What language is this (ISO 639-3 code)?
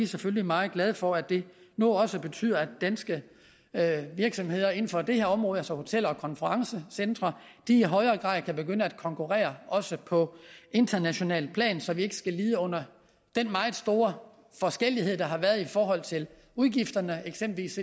dan